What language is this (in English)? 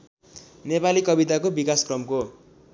Nepali